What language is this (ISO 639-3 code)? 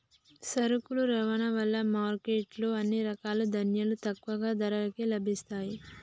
tel